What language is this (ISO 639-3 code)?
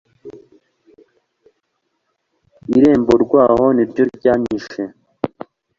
kin